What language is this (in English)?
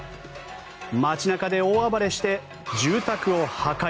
Japanese